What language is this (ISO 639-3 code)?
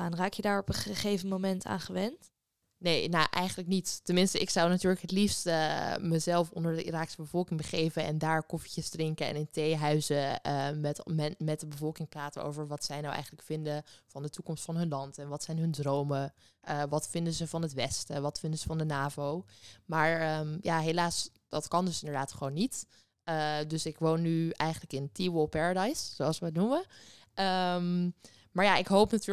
nld